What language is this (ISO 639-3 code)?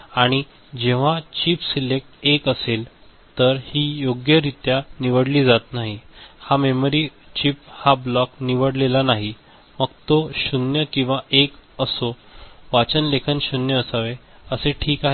mar